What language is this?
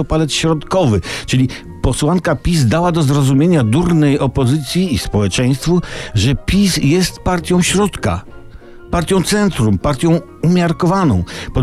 Polish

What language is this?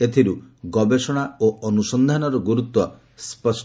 Odia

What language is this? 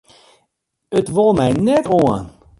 Western Frisian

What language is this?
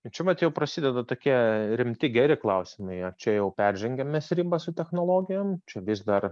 Lithuanian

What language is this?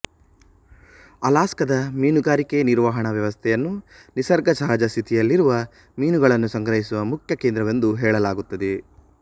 Kannada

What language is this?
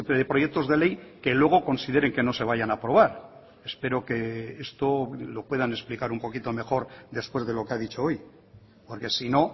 Spanish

